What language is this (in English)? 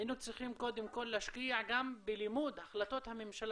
Hebrew